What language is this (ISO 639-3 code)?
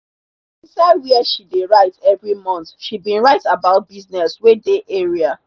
pcm